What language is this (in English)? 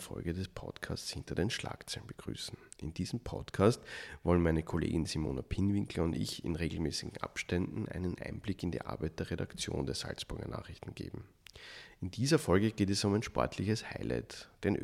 German